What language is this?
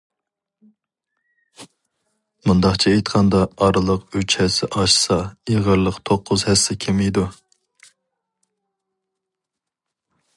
Uyghur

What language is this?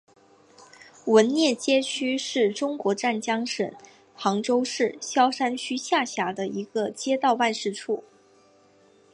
Chinese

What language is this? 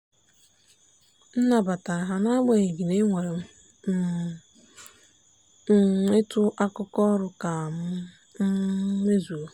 Igbo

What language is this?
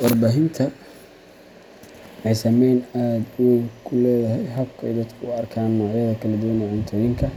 Somali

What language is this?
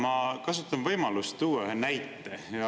Estonian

